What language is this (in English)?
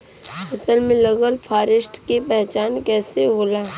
Bhojpuri